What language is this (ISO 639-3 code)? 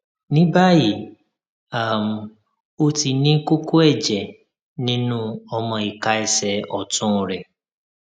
yor